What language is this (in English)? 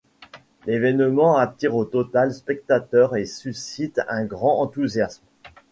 French